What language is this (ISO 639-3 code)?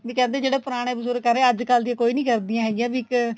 pan